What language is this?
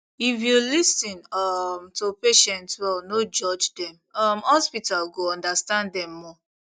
Nigerian Pidgin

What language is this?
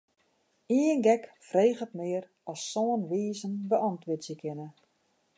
Western Frisian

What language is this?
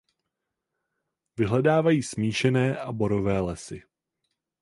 Czech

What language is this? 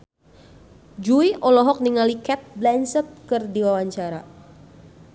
Sundanese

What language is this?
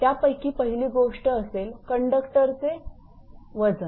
Marathi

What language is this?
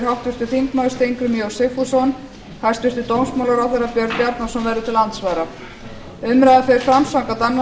Icelandic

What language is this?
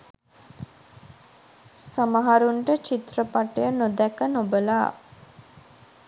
Sinhala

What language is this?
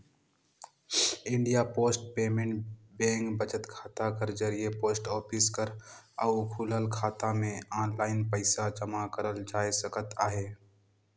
Chhattisgarhi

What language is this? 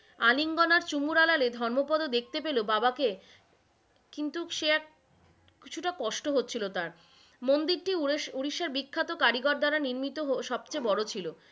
Bangla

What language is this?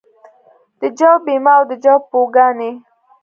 Pashto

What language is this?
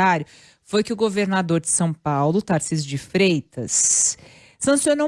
Portuguese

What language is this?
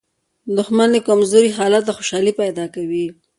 Pashto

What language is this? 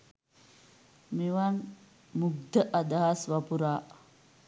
Sinhala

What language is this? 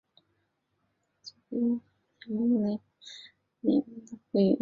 Chinese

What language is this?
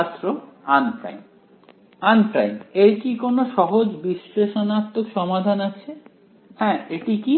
Bangla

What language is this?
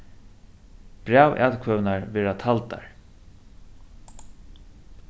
Faroese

